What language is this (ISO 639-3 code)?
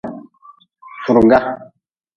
nmz